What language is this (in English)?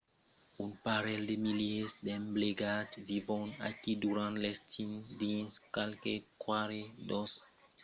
Occitan